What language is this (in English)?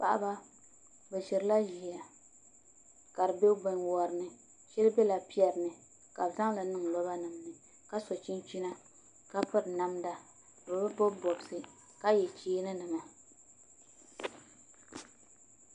Dagbani